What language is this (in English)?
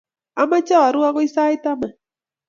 Kalenjin